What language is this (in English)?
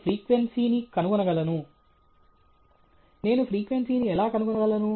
Telugu